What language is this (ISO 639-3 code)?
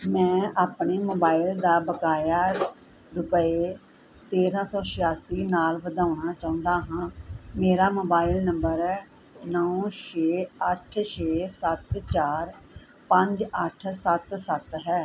pan